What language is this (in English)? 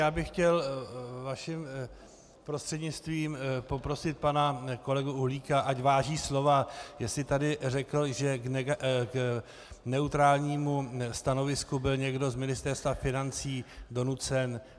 Czech